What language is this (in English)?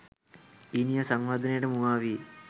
Sinhala